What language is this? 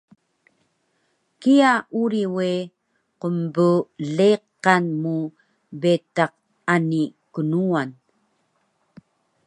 Taroko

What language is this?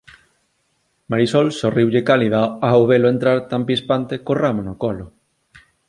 Galician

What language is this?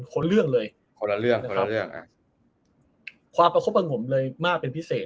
Thai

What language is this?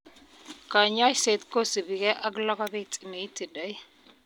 Kalenjin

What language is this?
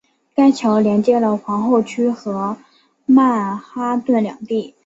Chinese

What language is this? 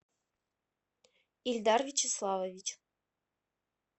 Russian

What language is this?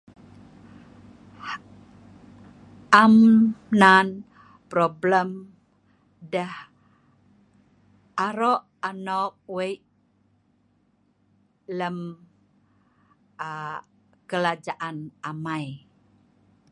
Sa'ban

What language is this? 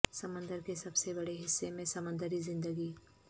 Urdu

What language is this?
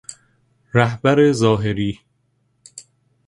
Persian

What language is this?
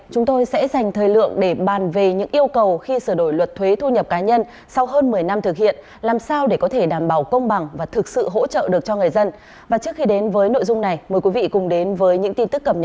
Vietnamese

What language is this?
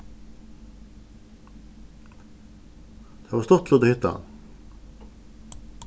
Faroese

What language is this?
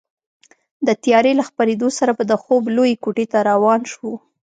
Pashto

